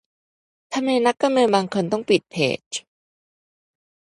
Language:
Thai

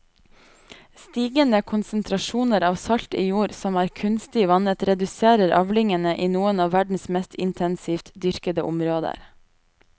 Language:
Norwegian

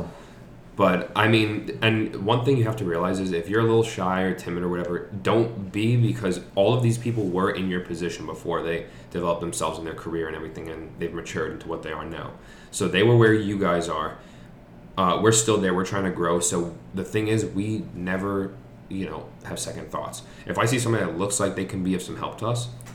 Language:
English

